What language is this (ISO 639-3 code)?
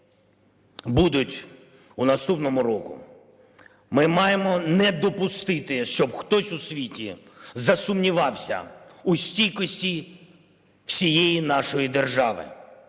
ukr